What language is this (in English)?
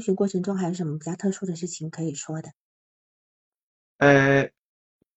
Chinese